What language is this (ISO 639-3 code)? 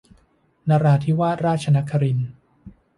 tha